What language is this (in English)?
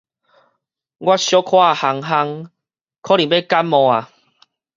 Min Nan Chinese